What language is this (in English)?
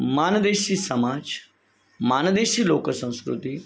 Marathi